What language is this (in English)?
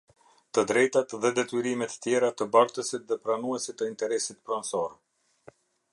Albanian